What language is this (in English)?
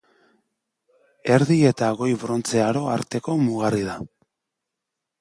Basque